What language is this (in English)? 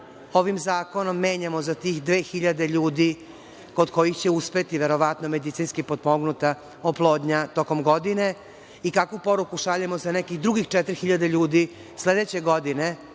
Serbian